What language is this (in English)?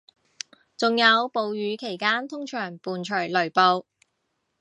Cantonese